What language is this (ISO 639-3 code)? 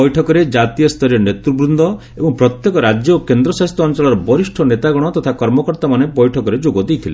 ori